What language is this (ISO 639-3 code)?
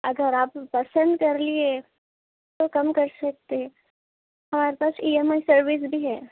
urd